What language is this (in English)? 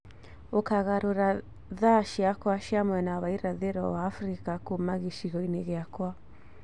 Kikuyu